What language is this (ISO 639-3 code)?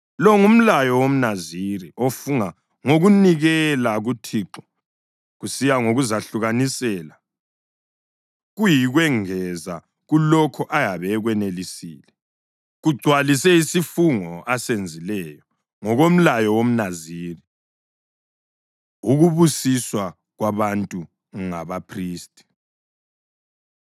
nde